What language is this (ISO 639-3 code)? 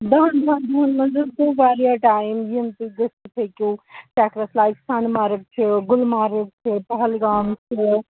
kas